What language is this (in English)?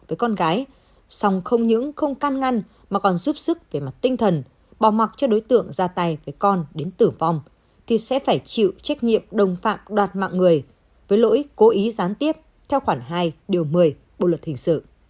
Vietnamese